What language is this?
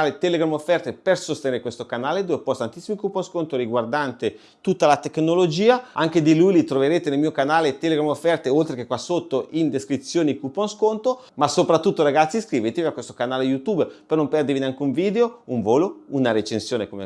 Italian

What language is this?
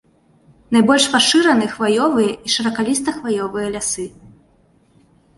Belarusian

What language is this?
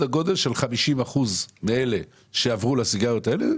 Hebrew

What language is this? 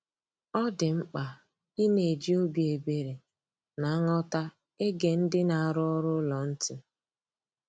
Igbo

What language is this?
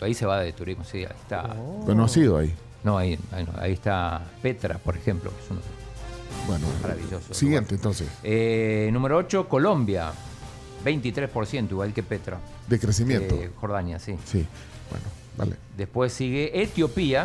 Spanish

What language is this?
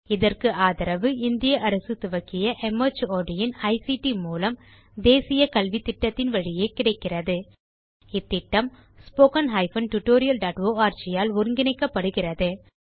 Tamil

